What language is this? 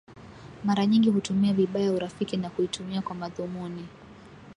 Swahili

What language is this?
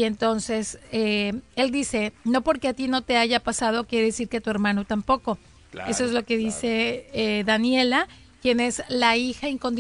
Spanish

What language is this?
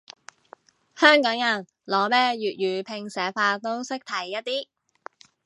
Cantonese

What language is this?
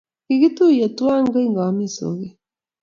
Kalenjin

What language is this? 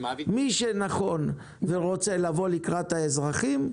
Hebrew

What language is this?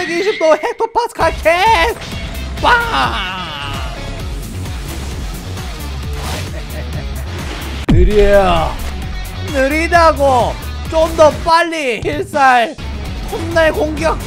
Korean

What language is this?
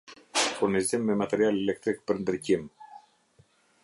Albanian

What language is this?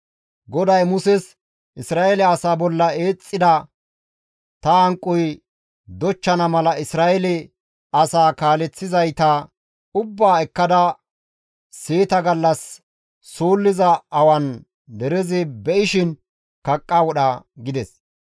Gamo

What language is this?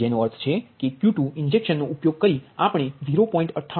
Gujarati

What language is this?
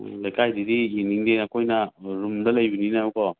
Manipuri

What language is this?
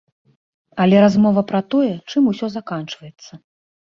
Belarusian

